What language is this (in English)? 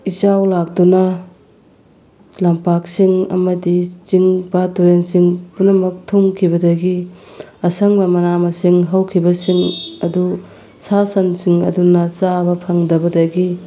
Manipuri